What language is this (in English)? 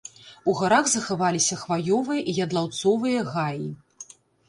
Belarusian